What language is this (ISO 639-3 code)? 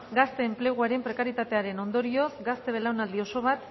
eus